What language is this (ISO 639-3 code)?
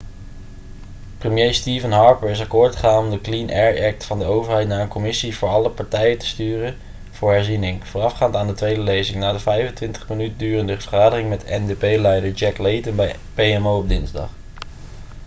nld